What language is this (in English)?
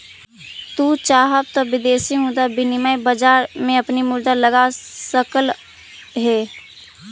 Magahi